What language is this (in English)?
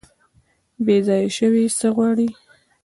Pashto